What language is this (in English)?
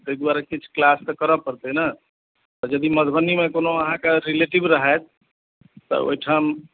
Maithili